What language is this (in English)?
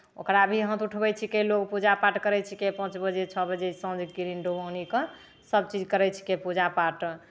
Maithili